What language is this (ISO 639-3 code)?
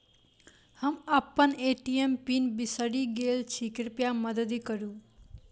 mai